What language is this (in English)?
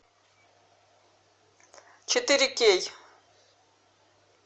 Russian